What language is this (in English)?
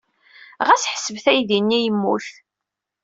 Kabyle